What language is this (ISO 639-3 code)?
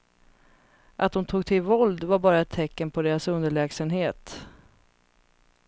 swe